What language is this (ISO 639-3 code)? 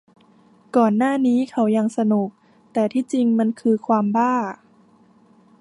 tha